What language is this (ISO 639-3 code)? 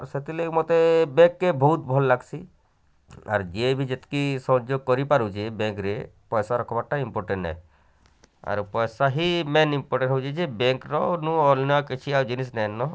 ori